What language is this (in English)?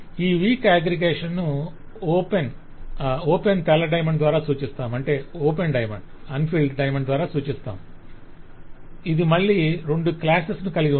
Telugu